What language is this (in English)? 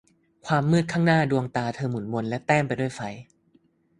Thai